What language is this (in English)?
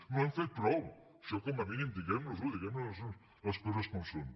Catalan